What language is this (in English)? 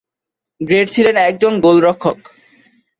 Bangla